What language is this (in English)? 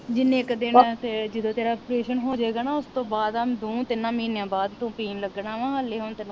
Punjabi